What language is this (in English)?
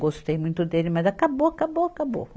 Portuguese